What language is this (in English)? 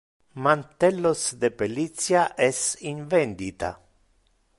Interlingua